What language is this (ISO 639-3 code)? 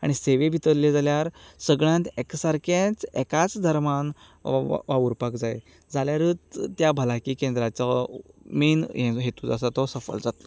kok